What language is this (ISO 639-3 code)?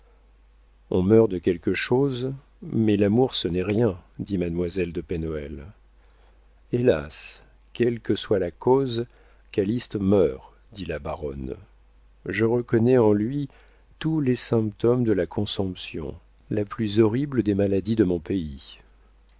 fra